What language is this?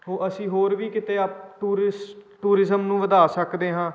Punjabi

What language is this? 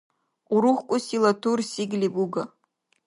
Dargwa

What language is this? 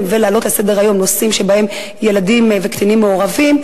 Hebrew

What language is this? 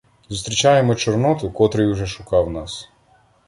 Ukrainian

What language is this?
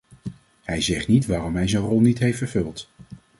Dutch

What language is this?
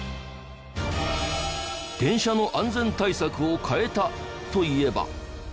Japanese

